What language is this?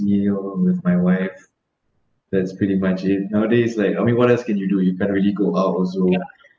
English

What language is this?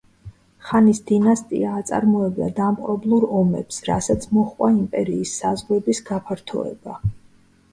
Georgian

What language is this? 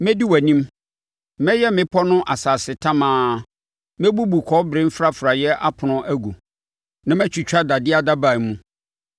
Akan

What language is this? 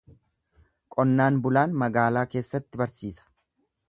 Oromo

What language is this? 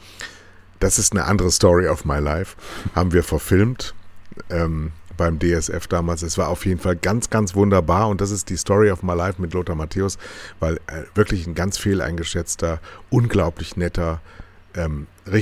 German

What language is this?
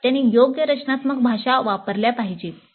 Marathi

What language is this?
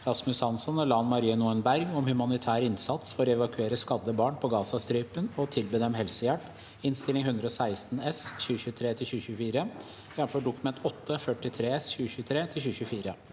Norwegian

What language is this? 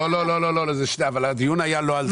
Hebrew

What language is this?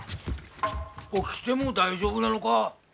Japanese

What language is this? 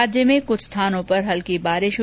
Hindi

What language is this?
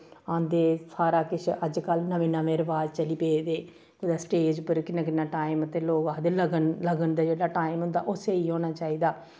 Dogri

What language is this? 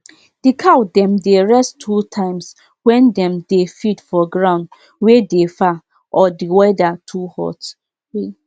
Nigerian Pidgin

